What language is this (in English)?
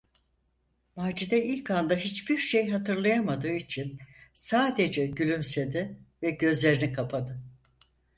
Turkish